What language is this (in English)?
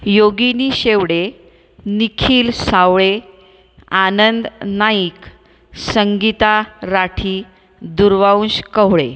Marathi